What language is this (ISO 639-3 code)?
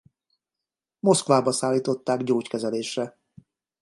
hun